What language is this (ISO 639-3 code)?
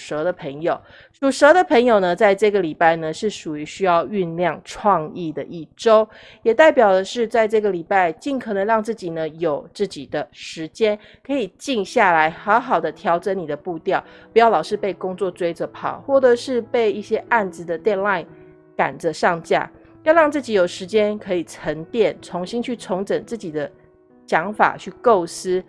zho